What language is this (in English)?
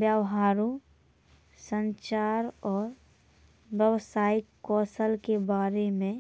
Bundeli